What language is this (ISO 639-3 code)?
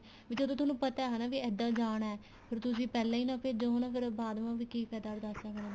pan